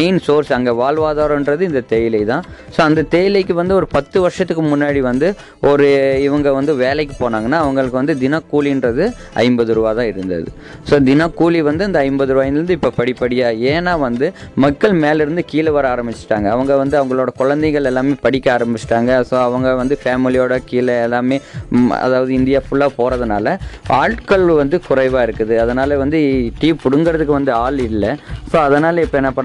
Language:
Tamil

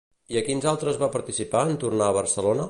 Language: Catalan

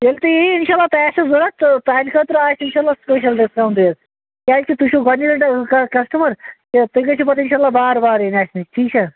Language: Kashmiri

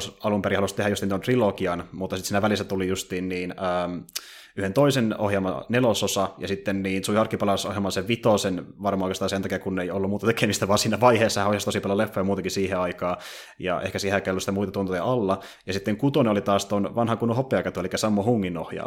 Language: Finnish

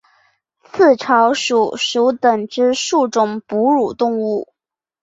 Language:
Chinese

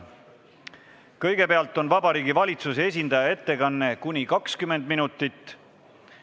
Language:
Estonian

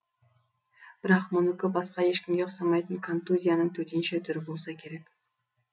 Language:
Kazakh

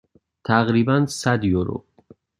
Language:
Persian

